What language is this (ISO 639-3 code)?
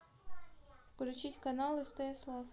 rus